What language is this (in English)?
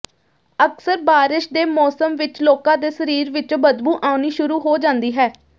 Punjabi